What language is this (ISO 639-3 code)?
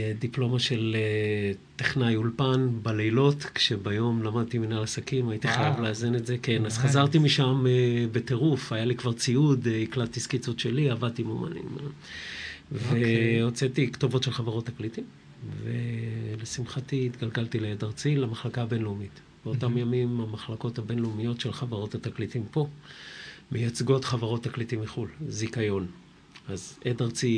heb